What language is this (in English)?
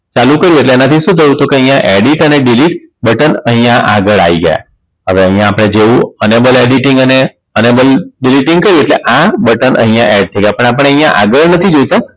Gujarati